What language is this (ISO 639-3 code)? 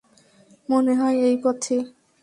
ben